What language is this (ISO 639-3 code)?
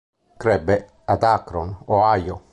ita